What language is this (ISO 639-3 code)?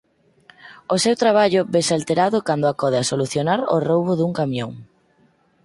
glg